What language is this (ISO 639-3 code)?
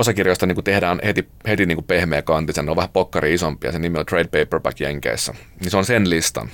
fin